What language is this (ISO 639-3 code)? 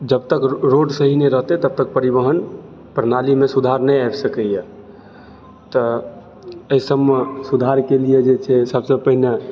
mai